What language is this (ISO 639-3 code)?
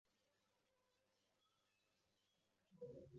zho